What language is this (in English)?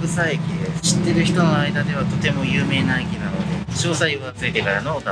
Japanese